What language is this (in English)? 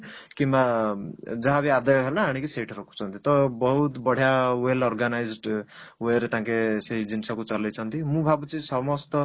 Odia